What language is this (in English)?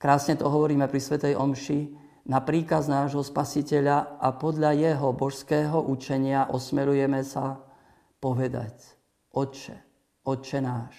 Slovak